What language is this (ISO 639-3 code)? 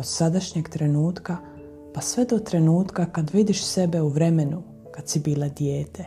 hrv